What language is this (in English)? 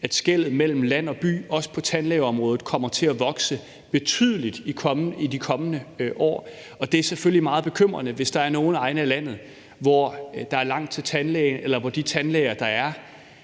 Danish